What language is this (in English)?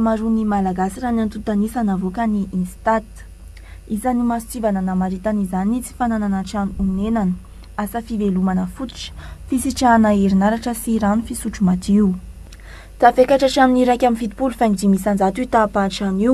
Romanian